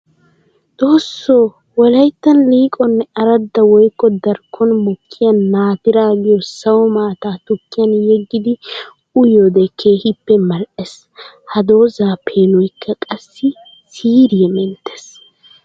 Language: Wolaytta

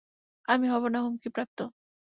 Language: Bangla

